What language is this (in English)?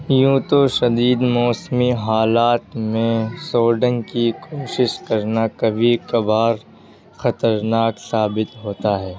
Urdu